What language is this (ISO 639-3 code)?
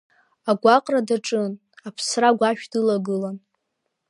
abk